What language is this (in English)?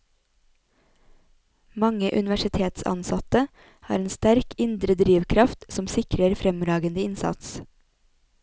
Norwegian